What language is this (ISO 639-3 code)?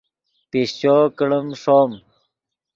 ydg